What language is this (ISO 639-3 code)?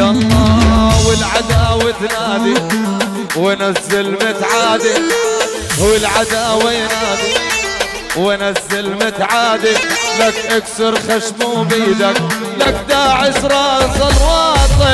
ara